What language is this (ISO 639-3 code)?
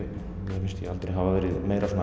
isl